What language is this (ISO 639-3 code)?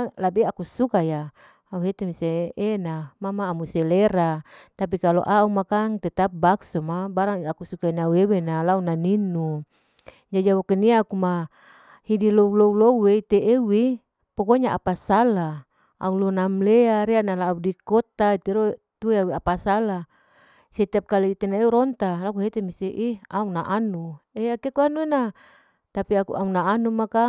alo